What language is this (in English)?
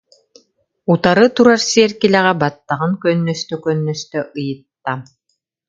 Yakut